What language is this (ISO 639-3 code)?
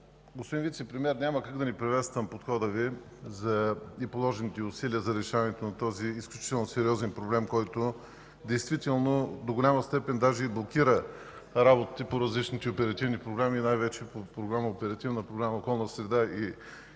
bul